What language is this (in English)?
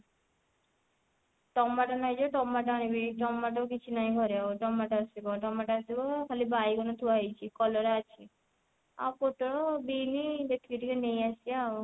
Odia